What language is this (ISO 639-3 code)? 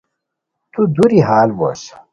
khw